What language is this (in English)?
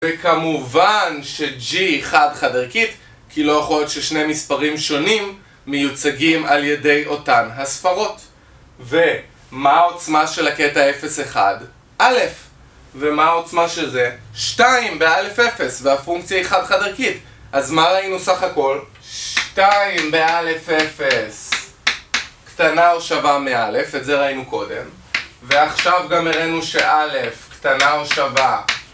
Hebrew